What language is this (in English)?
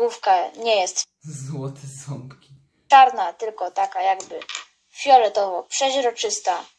Polish